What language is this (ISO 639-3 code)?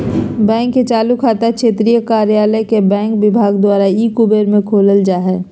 mag